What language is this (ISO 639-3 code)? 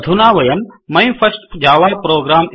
san